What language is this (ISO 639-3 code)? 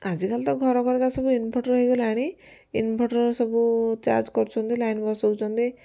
ori